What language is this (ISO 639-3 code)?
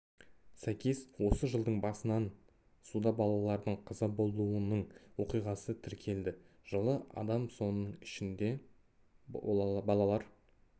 kaz